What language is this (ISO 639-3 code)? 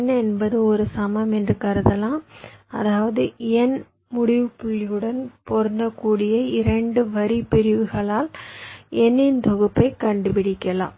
tam